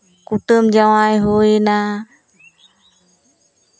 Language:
Santali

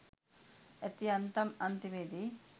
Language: Sinhala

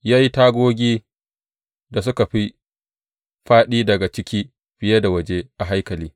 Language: Hausa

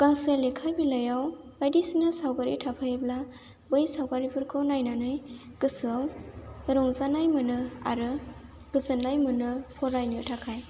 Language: Bodo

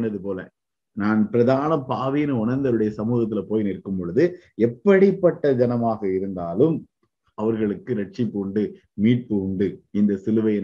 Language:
Tamil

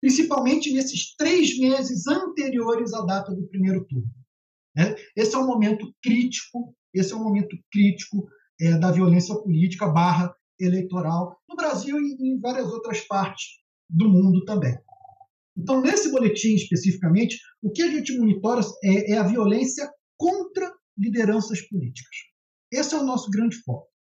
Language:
Portuguese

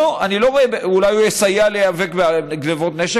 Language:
Hebrew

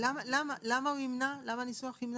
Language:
Hebrew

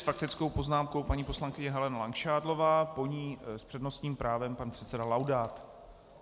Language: Czech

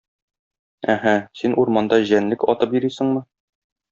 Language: Tatar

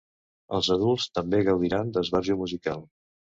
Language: Catalan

